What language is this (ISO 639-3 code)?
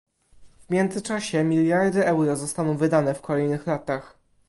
pol